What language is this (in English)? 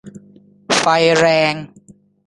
Thai